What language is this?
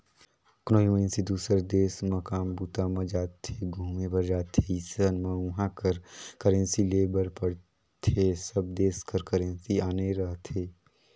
Chhattisgarhi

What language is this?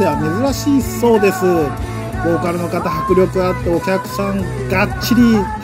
Japanese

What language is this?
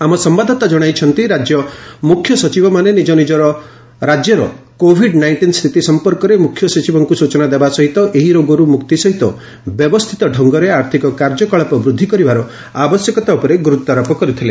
Odia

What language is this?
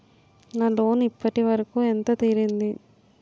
Telugu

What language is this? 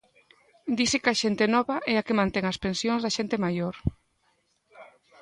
Galician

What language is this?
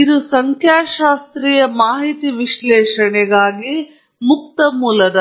Kannada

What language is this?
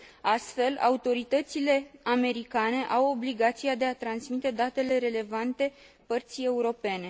Romanian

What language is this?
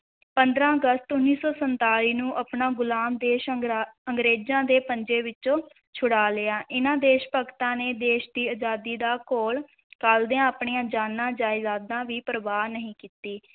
Punjabi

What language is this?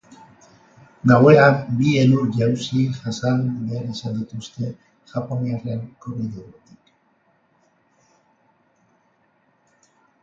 Basque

